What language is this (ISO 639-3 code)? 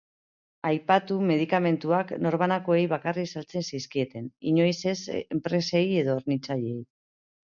eus